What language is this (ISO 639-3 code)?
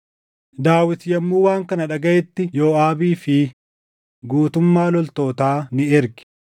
orm